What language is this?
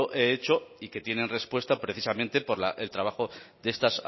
Spanish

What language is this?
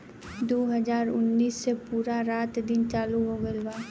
Bhojpuri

